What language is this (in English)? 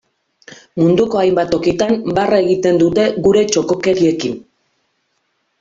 Basque